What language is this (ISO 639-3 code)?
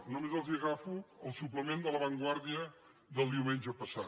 cat